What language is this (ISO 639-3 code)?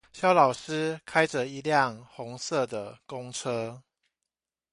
zho